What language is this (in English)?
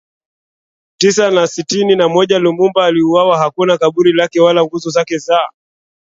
Swahili